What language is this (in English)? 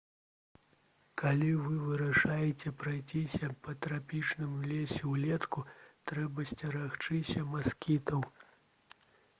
Belarusian